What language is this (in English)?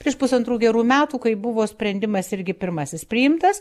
Lithuanian